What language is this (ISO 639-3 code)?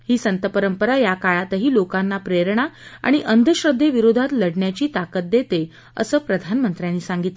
mar